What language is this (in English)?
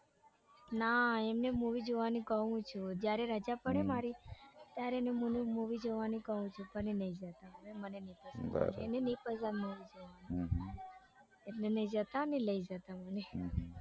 Gujarati